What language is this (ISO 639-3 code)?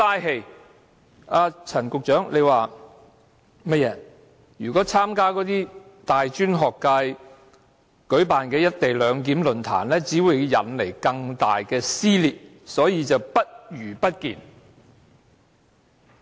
yue